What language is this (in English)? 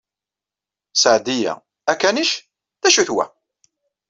Kabyle